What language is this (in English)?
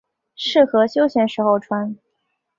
Chinese